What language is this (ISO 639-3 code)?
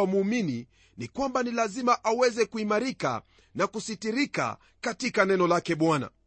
swa